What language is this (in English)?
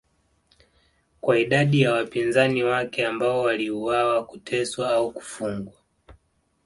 Swahili